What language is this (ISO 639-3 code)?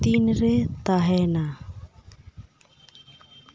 sat